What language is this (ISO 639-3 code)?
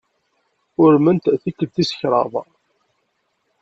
kab